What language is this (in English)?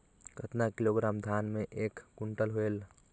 Chhattisgarhi